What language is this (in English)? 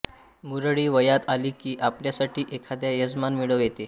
Marathi